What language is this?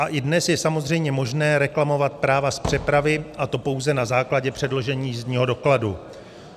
Czech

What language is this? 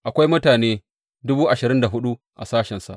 Hausa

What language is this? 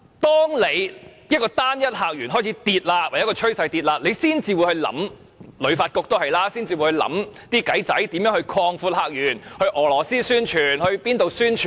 Cantonese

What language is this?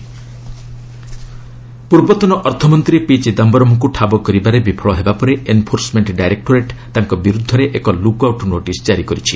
Odia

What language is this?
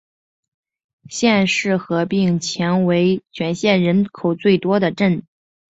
Chinese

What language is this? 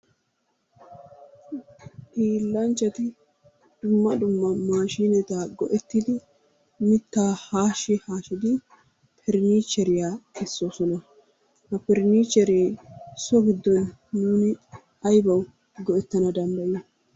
Wolaytta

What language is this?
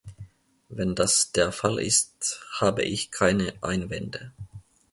German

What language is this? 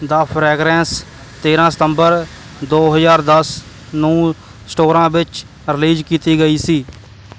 Punjabi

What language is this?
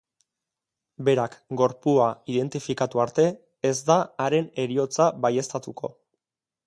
Basque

